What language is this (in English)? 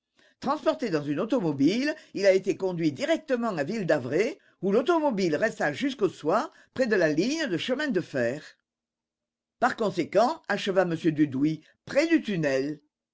French